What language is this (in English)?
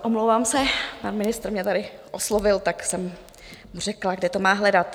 Czech